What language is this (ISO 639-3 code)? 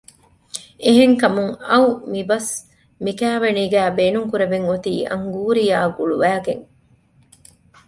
div